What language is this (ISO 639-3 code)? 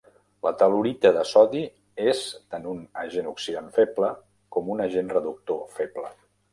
cat